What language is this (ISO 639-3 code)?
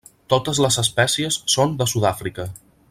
cat